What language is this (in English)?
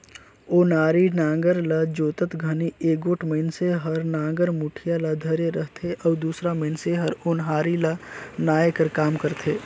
Chhattisgarhi